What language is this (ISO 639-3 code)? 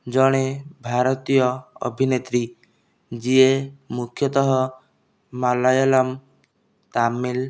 ori